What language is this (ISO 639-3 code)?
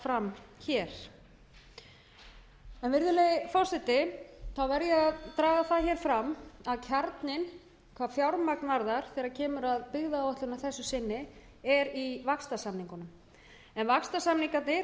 isl